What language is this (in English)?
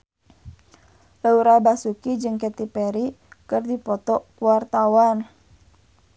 Sundanese